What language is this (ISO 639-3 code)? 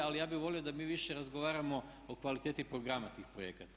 hrv